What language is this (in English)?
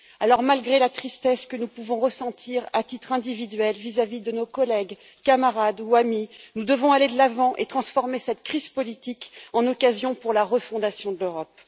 French